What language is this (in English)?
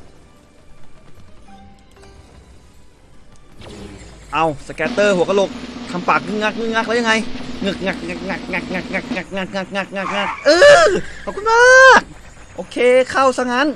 Thai